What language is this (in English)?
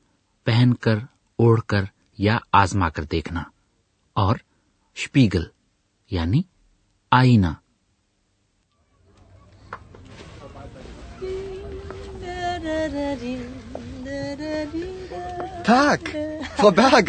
Urdu